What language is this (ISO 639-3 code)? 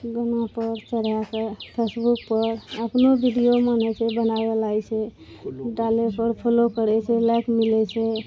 mai